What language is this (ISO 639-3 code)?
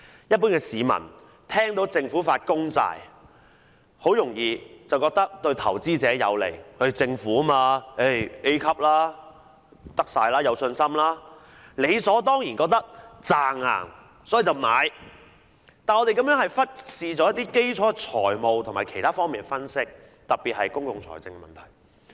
yue